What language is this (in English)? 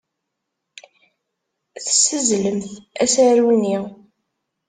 Kabyle